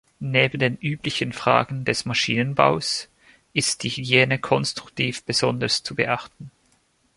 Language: German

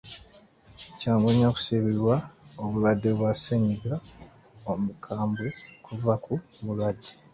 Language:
Ganda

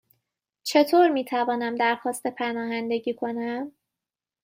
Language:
Persian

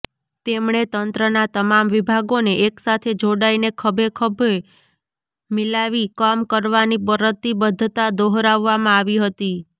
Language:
Gujarati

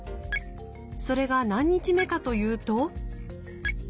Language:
Japanese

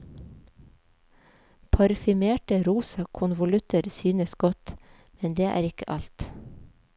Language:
Norwegian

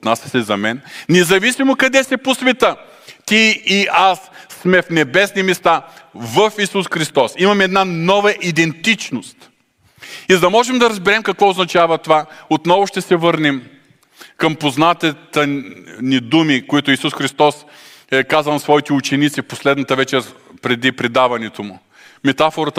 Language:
Bulgarian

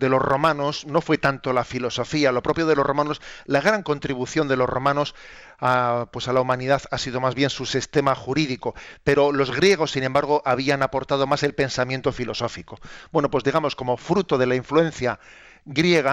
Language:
Spanish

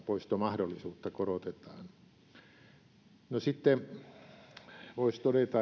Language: Finnish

